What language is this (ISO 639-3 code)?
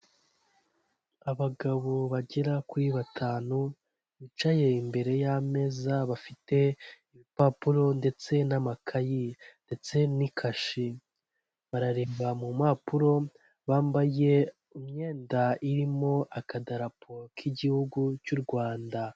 kin